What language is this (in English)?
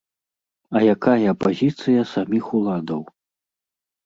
Belarusian